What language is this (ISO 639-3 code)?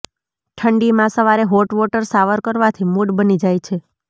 guj